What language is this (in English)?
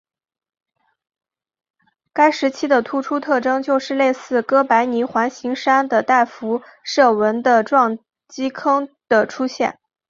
Chinese